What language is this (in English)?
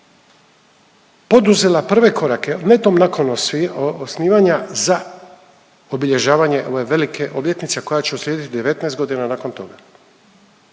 Croatian